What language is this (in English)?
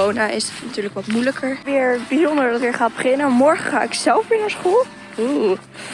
Dutch